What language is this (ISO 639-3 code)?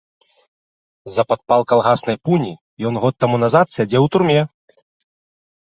bel